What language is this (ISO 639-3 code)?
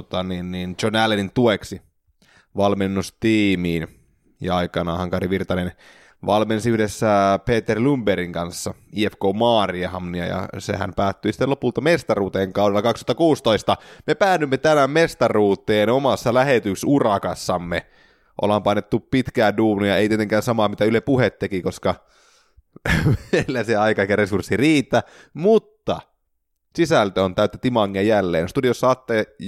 fin